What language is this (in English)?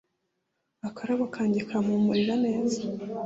Kinyarwanda